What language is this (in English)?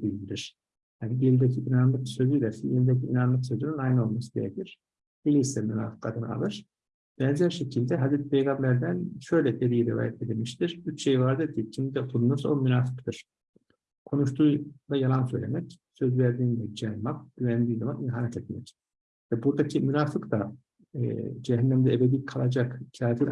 Turkish